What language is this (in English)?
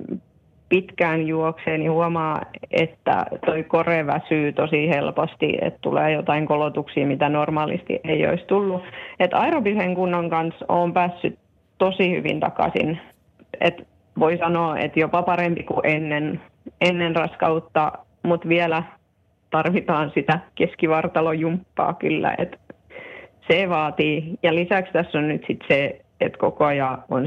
Finnish